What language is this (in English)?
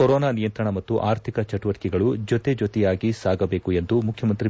Kannada